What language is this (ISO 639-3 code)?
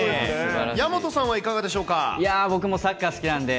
jpn